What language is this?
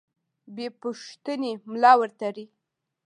Pashto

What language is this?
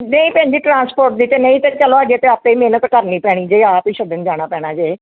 Punjabi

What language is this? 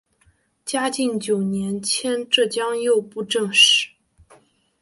Chinese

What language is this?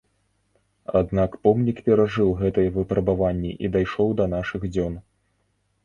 Belarusian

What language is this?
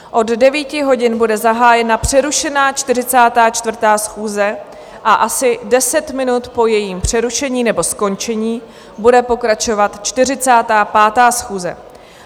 Czech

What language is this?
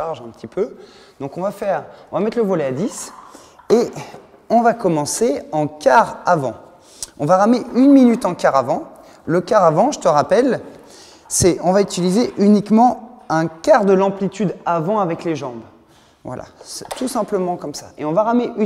French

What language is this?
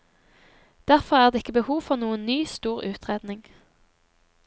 Norwegian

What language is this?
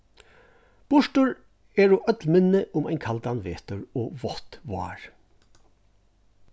Faroese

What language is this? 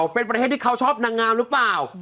Thai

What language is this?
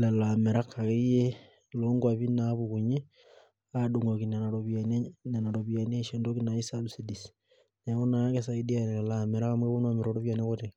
Masai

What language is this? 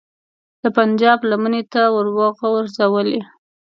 Pashto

